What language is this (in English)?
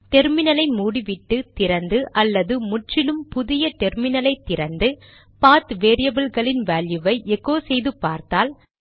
Tamil